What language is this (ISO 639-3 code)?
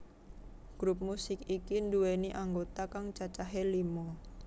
jav